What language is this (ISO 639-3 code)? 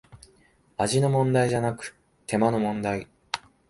jpn